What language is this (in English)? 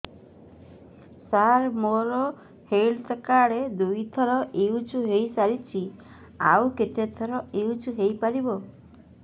Odia